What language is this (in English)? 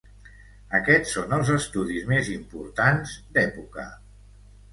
Catalan